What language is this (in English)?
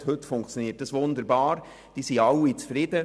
Swiss German